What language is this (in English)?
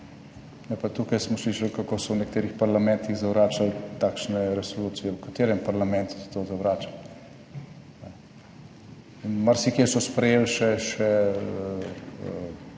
Slovenian